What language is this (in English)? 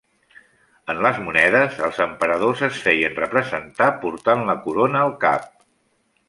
Catalan